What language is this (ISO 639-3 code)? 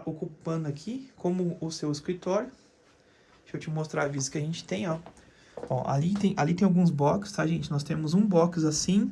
por